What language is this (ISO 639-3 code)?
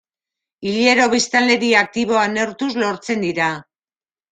eus